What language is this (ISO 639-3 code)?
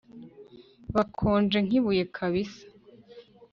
kin